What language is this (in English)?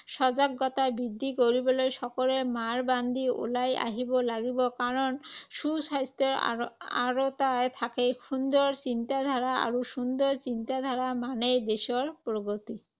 Assamese